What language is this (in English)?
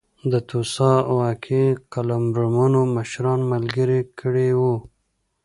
Pashto